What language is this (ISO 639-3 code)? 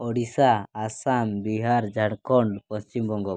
ori